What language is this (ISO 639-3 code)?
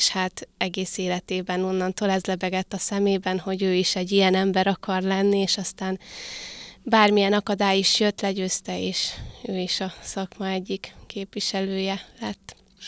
hun